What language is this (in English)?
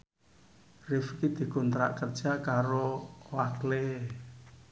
Javanese